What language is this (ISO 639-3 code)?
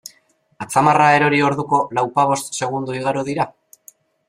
eus